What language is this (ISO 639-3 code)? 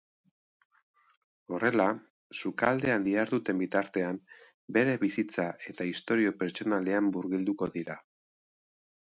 eus